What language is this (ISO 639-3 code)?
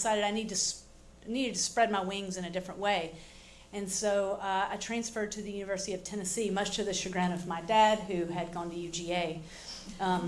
eng